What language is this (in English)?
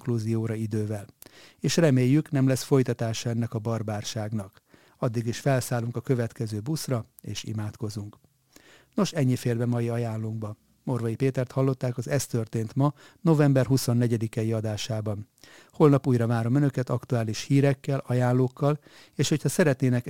Hungarian